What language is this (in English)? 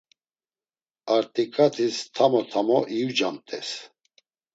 Laz